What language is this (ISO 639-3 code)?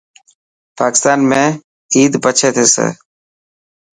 mki